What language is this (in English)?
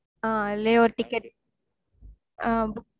Tamil